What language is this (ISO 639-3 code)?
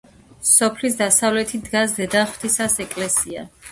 kat